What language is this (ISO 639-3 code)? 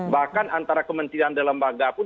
ind